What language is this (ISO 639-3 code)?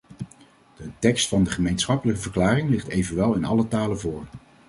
nld